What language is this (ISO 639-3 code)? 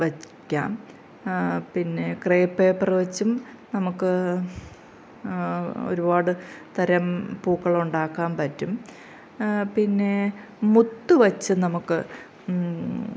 mal